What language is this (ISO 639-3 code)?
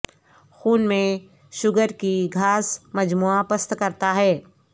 urd